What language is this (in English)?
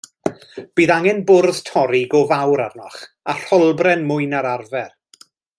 Welsh